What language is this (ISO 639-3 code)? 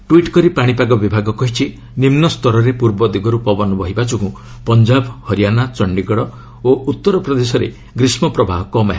ori